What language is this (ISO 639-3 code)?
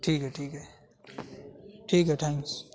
urd